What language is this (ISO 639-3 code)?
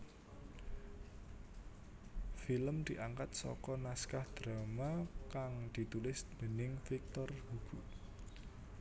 jav